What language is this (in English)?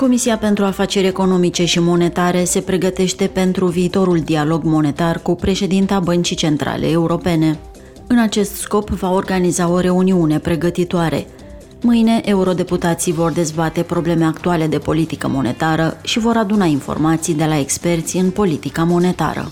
Romanian